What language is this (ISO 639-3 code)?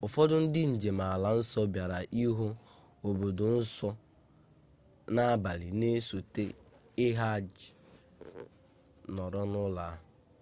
ibo